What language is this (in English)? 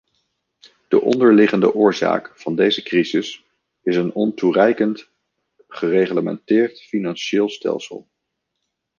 Dutch